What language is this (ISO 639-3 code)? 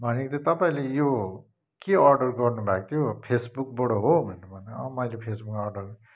nep